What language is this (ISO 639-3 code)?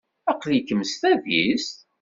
kab